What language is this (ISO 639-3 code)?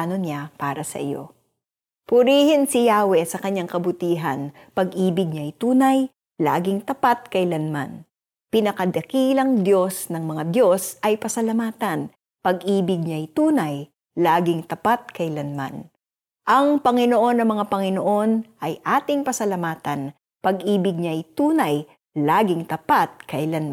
fil